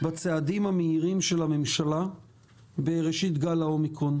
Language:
Hebrew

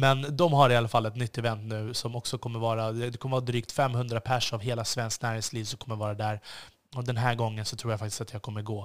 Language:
Swedish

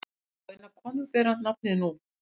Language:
Icelandic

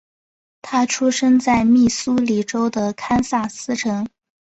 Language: Chinese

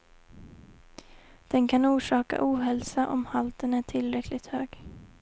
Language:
Swedish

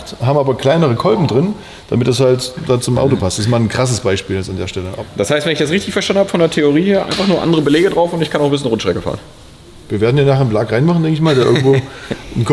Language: German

